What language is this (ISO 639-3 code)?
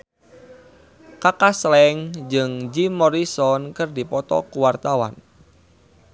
sun